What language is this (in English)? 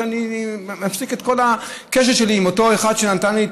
Hebrew